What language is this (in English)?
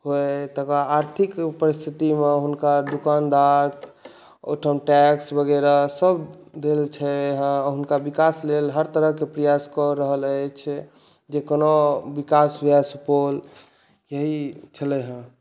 Maithili